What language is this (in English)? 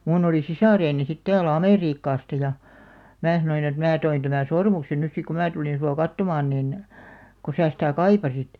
Finnish